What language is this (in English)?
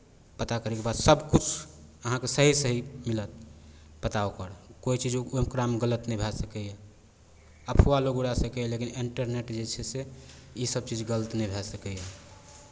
Maithili